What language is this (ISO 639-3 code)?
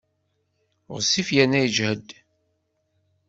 kab